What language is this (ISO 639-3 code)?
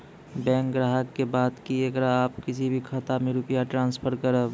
mai